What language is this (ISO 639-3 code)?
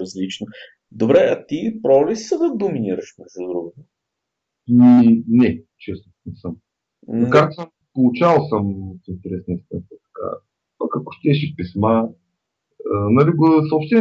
bul